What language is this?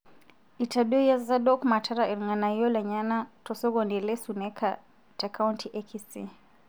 Masai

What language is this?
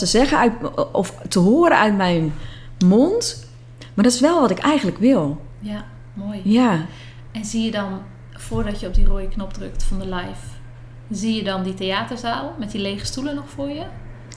Dutch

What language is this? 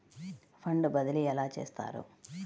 Telugu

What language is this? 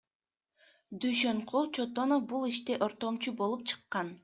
Kyrgyz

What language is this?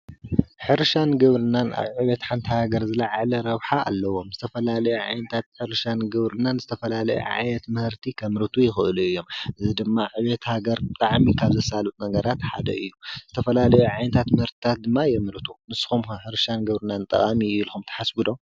Tigrinya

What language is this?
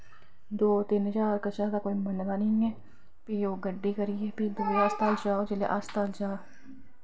Dogri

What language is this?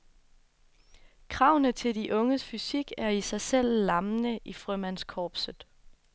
Danish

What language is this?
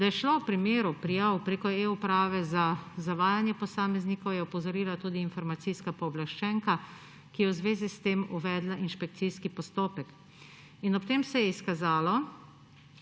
Slovenian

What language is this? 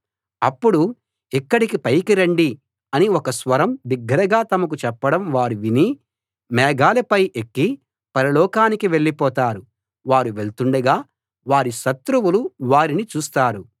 Telugu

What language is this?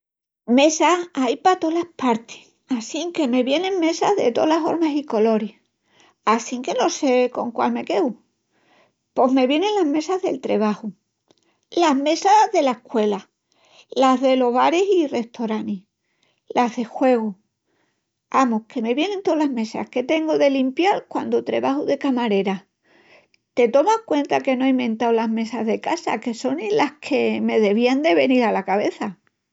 Extremaduran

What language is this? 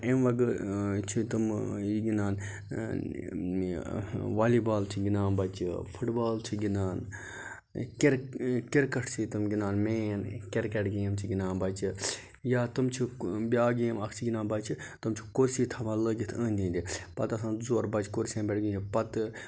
Kashmiri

